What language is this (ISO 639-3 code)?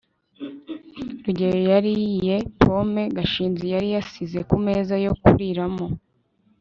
kin